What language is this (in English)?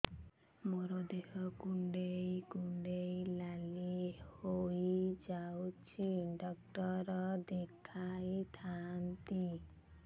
Odia